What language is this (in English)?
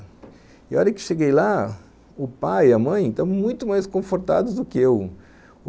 Portuguese